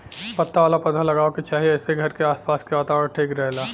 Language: Bhojpuri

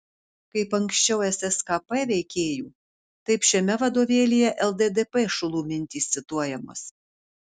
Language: Lithuanian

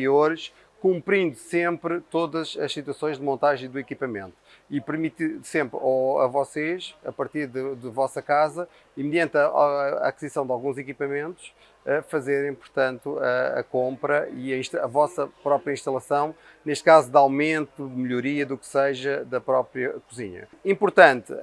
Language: Portuguese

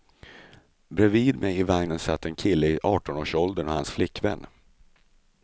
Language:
Swedish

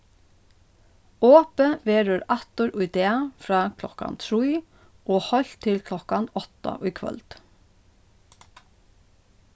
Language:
Faroese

